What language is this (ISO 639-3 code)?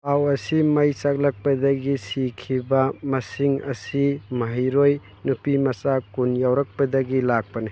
mni